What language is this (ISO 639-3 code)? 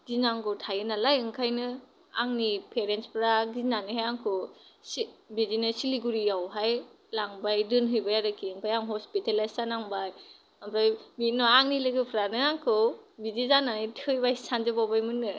brx